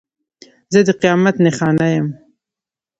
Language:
Pashto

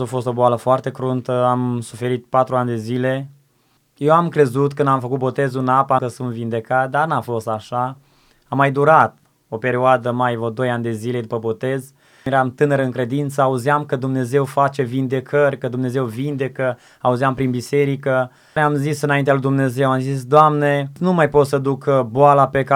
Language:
Romanian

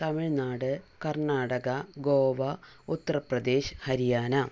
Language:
Malayalam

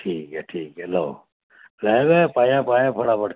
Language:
Dogri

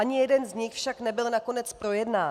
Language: Czech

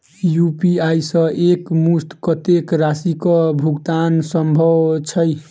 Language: Maithili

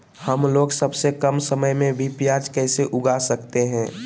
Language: Magahi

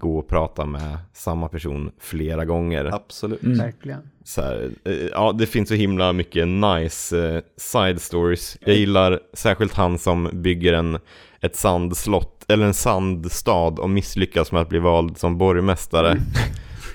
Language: Swedish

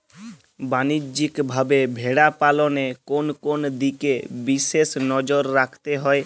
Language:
Bangla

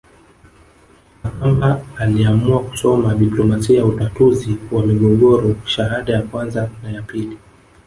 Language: Swahili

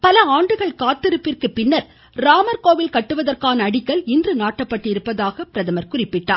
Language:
Tamil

